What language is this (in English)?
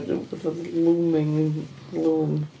Welsh